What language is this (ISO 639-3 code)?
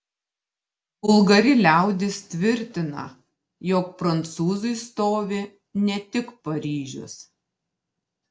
lit